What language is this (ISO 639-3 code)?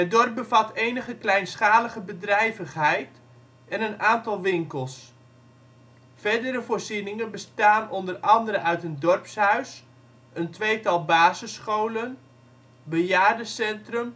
nld